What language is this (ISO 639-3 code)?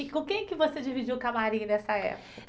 por